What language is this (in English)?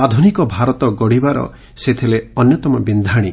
Odia